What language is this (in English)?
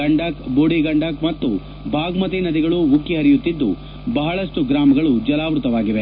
Kannada